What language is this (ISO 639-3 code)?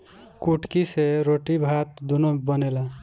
bho